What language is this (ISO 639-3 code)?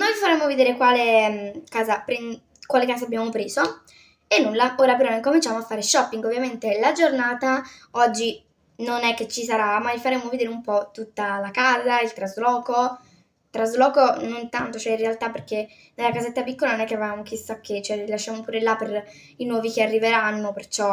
ita